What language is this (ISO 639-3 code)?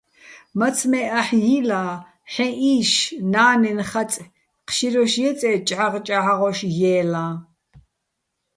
bbl